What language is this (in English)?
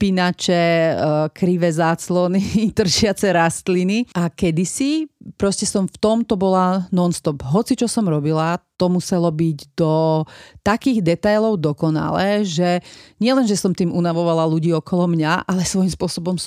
Slovak